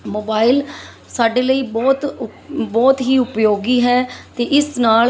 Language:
Punjabi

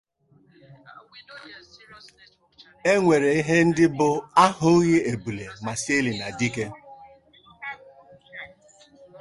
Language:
Igbo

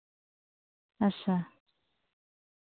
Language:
Dogri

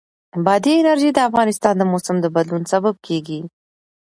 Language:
Pashto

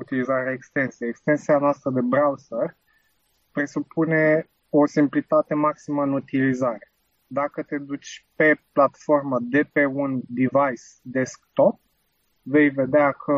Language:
Romanian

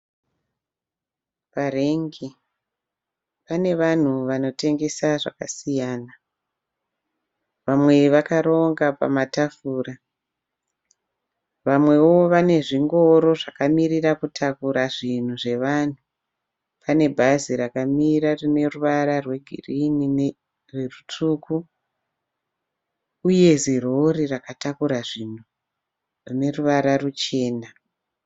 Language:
Shona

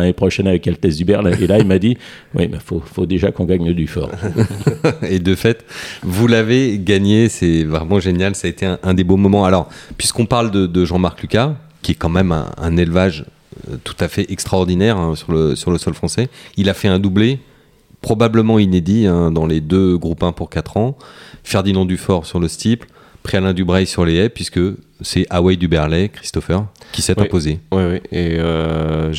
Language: French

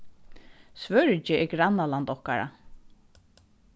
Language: Faroese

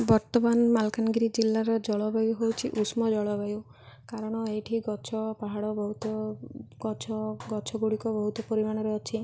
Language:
Odia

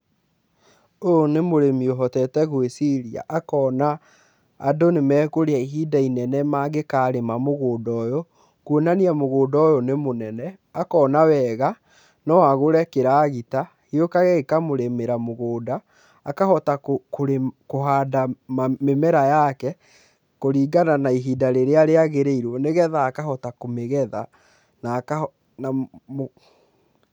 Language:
Kikuyu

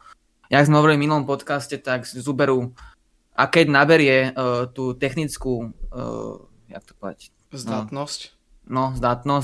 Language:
Slovak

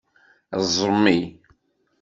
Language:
Kabyle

